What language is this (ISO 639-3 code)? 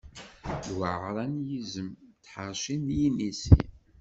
kab